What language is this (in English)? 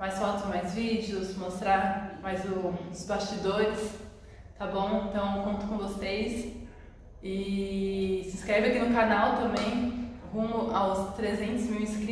Portuguese